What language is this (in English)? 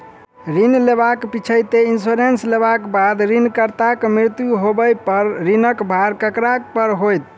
Maithili